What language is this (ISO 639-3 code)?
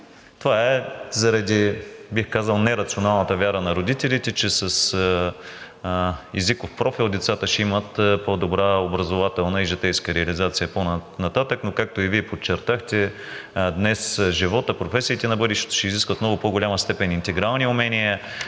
bul